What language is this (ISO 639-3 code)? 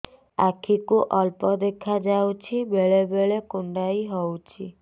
ori